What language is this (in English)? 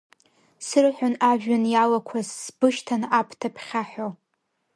Abkhazian